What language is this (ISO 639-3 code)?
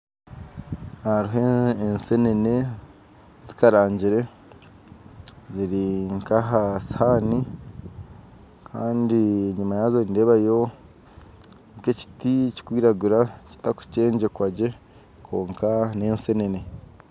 nyn